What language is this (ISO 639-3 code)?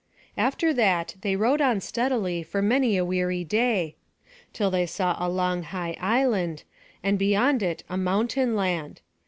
eng